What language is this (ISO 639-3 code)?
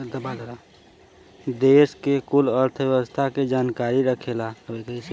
bho